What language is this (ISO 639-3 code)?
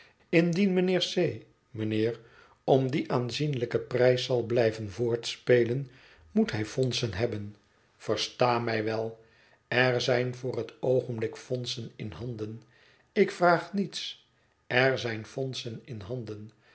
nld